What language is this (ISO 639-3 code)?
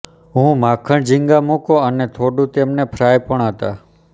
guj